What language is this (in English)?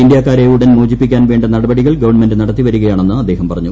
Malayalam